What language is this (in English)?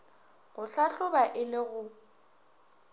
Northern Sotho